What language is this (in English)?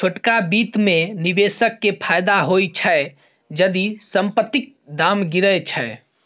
Maithili